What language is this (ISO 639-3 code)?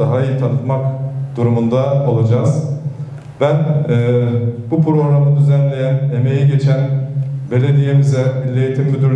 tur